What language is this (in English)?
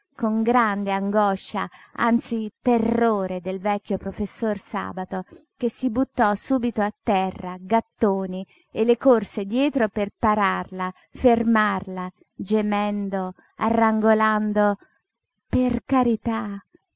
Italian